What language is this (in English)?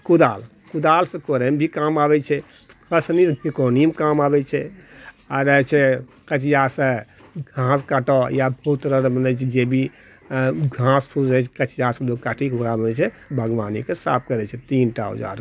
Maithili